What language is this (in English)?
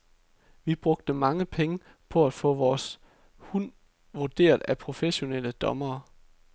Danish